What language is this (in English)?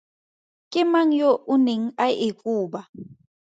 Tswana